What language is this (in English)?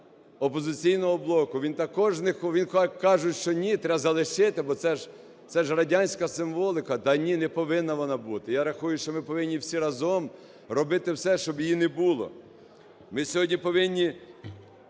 Ukrainian